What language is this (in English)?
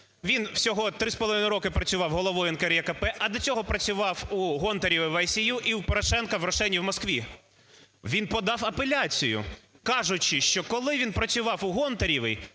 Ukrainian